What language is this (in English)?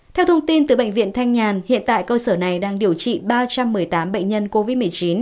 Vietnamese